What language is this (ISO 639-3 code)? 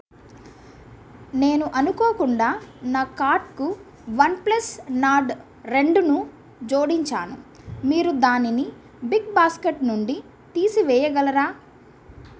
tel